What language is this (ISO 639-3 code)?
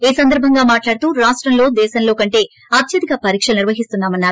tel